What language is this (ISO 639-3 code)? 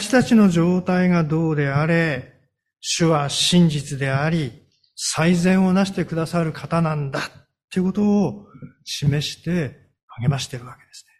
jpn